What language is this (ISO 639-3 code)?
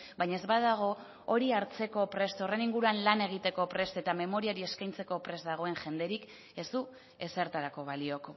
eus